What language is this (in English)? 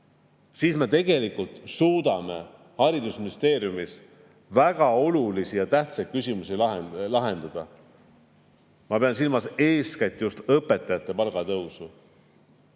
Estonian